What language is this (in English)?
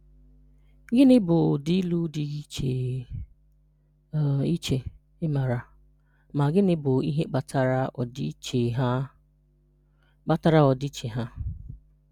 Igbo